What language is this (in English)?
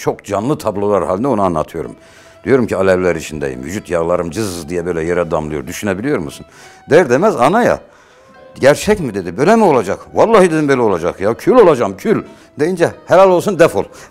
Turkish